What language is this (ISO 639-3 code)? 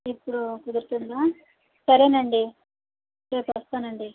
tel